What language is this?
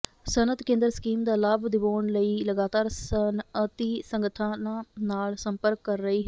Punjabi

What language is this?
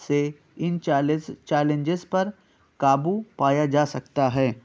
Urdu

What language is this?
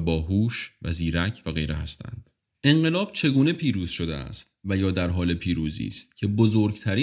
Persian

